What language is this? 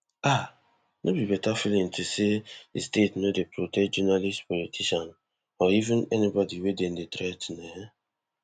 Nigerian Pidgin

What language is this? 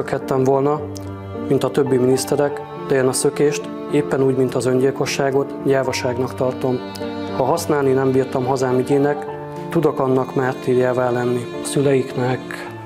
Hungarian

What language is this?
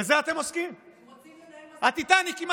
Hebrew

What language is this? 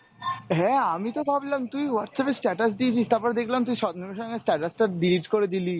Bangla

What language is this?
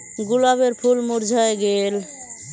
Magahi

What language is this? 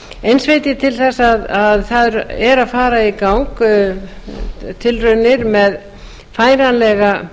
Icelandic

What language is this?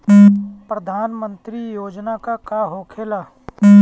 Bhojpuri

